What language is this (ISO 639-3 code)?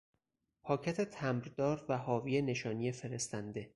fas